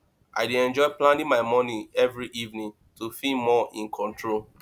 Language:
Nigerian Pidgin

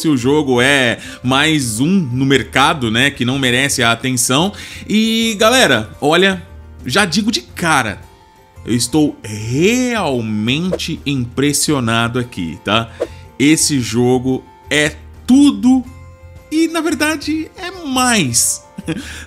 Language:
Portuguese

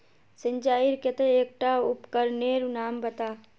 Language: Magahi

